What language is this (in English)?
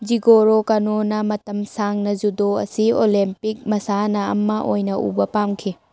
Manipuri